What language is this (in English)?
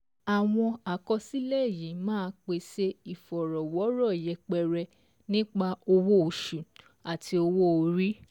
Yoruba